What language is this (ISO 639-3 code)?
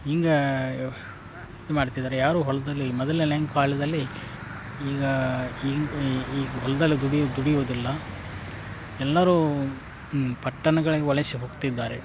kan